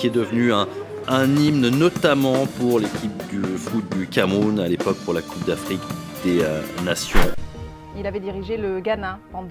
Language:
French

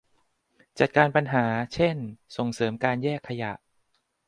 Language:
Thai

